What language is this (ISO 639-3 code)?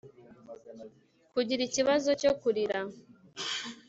kin